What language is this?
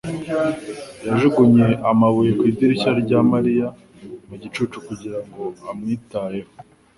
Kinyarwanda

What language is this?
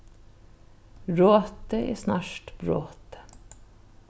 Faroese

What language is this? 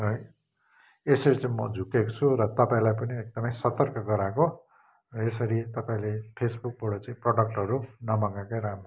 Nepali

